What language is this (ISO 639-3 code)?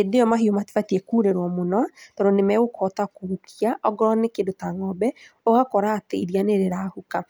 kik